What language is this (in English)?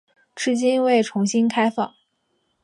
Chinese